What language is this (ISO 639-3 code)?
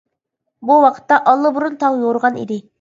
uig